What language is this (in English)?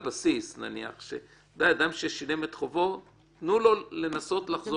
Hebrew